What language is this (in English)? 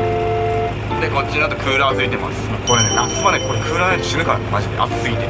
Japanese